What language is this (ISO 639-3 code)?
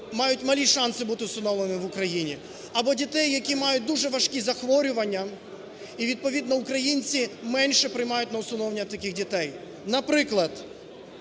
ukr